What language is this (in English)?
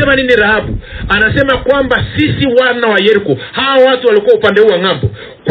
Swahili